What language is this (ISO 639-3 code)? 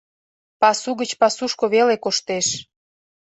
chm